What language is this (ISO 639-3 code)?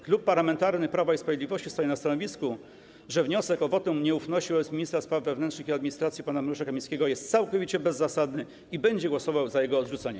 pol